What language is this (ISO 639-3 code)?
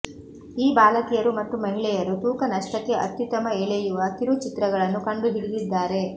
kan